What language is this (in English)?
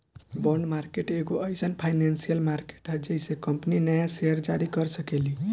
Bhojpuri